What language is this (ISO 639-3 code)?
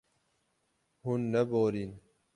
kur